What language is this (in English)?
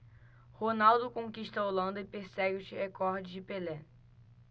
Portuguese